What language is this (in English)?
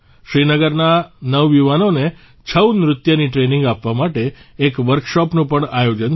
Gujarati